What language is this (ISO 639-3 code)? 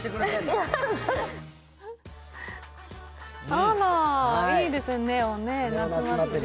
jpn